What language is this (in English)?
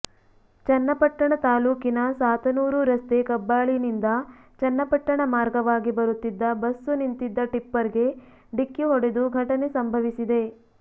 Kannada